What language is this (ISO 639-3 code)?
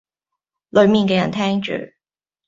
yue